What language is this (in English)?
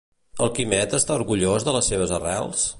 Catalan